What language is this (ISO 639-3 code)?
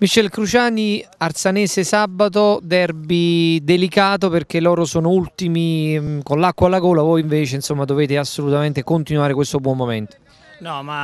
ita